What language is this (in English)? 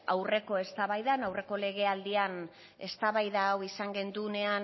Basque